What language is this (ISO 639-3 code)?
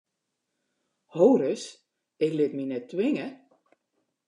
fry